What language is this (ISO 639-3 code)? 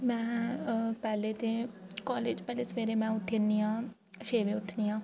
doi